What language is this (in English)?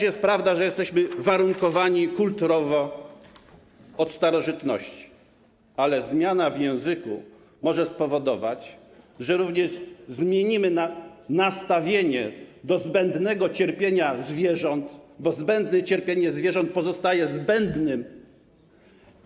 Polish